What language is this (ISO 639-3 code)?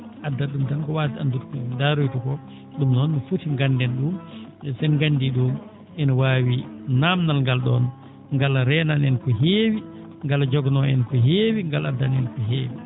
ful